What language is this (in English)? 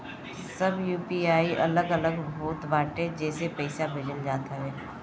Bhojpuri